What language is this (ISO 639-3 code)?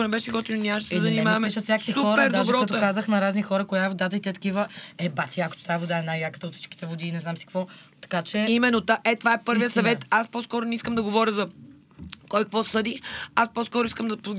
bul